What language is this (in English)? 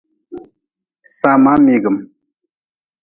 Nawdm